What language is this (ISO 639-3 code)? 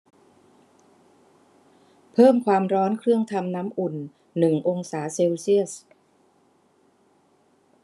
tha